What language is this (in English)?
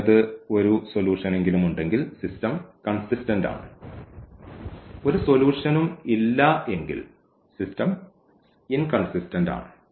Malayalam